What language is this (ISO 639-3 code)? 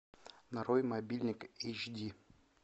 rus